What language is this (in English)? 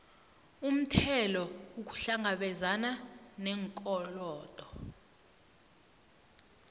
South Ndebele